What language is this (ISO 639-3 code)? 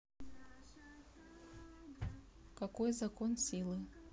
rus